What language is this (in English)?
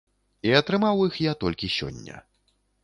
Belarusian